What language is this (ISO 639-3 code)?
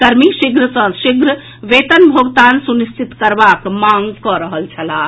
mai